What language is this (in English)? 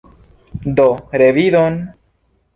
Esperanto